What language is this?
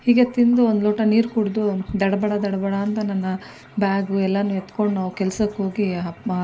Kannada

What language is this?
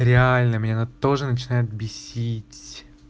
Russian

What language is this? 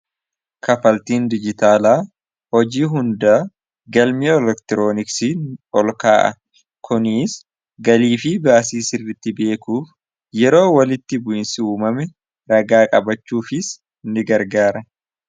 Oromo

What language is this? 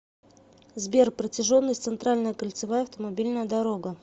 Russian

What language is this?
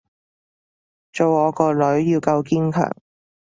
Cantonese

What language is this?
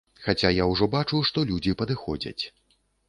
Belarusian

